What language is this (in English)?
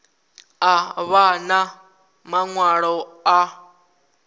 Venda